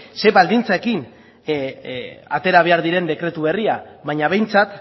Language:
Basque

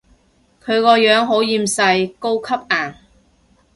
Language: Cantonese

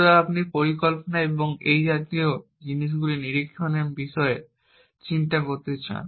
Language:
Bangla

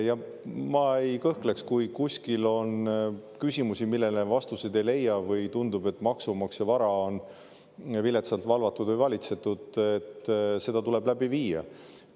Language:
Estonian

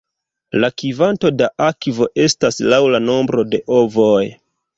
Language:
Esperanto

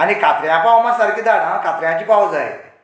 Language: Konkani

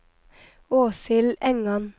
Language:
Norwegian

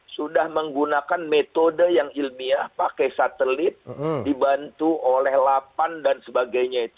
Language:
Indonesian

